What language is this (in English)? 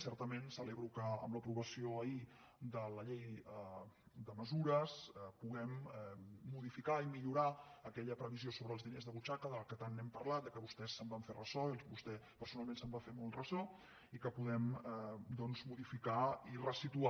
Catalan